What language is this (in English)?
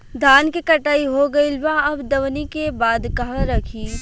Bhojpuri